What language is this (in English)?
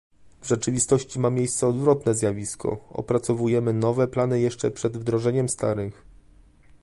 Polish